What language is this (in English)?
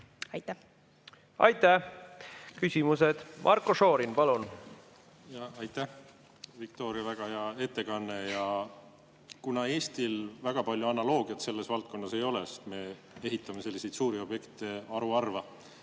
Estonian